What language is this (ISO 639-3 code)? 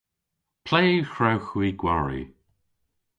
cor